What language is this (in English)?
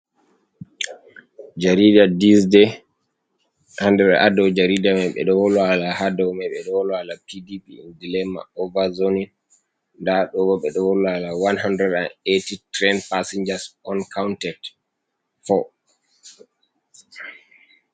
Fula